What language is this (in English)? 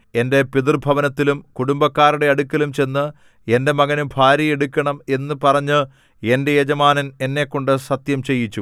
Malayalam